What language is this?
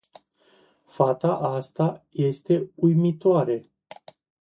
Romanian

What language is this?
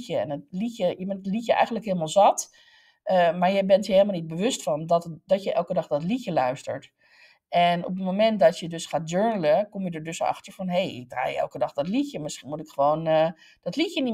Dutch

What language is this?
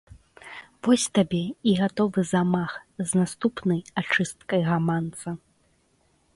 Belarusian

